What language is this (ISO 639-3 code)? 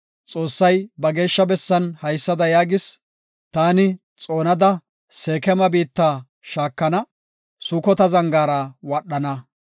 gof